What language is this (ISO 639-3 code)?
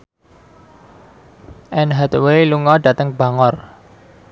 jav